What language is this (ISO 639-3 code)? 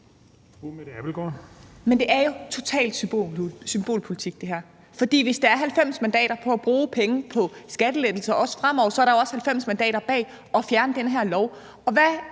dan